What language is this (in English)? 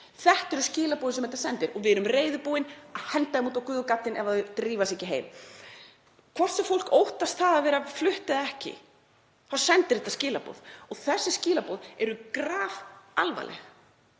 Icelandic